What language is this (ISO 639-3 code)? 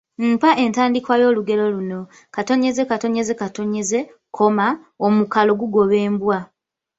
lug